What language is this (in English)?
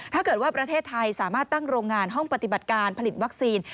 Thai